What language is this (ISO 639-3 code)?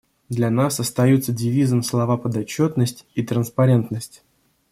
rus